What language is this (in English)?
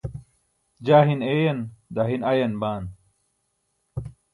Burushaski